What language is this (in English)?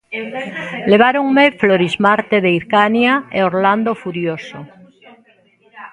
Galician